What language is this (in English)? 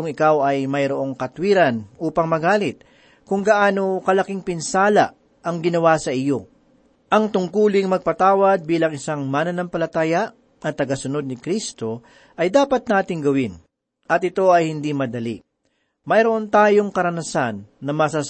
Filipino